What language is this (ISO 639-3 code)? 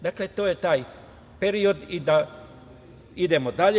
srp